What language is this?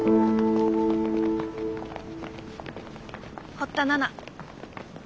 Japanese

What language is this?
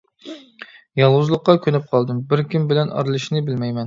Uyghur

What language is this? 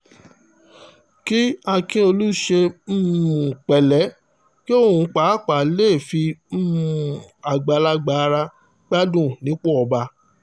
Yoruba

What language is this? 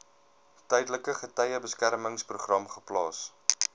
Afrikaans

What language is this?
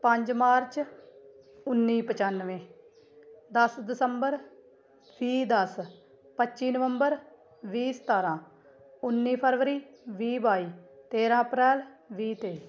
Punjabi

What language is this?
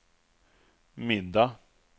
Swedish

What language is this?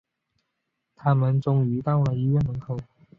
Chinese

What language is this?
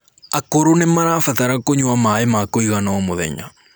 Kikuyu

